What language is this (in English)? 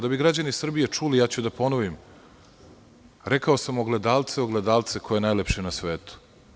Serbian